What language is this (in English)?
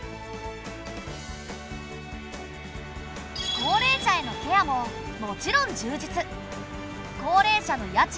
Japanese